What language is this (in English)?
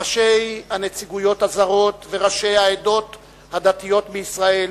Hebrew